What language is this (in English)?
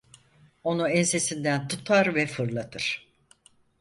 Turkish